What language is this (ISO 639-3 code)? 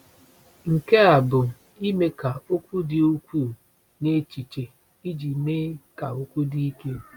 ibo